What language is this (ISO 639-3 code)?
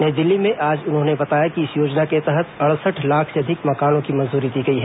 hin